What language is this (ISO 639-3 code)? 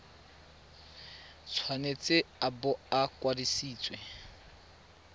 tsn